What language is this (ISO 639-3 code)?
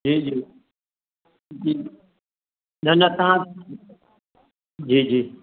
snd